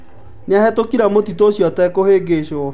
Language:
Kikuyu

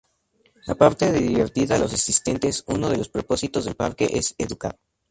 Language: Spanish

